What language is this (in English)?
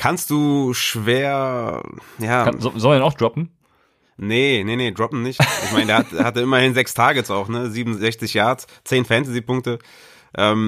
German